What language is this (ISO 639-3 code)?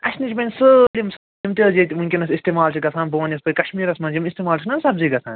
kas